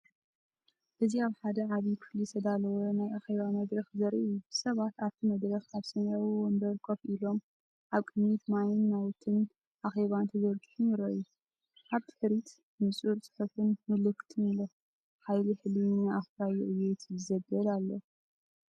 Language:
Tigrinya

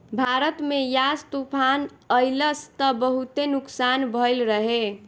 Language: Bhojpuri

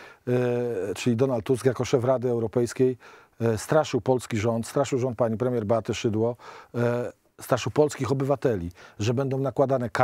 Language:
Polish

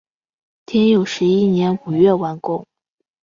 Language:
Chinese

